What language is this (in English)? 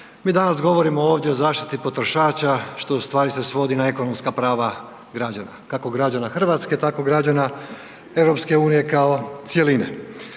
Croatian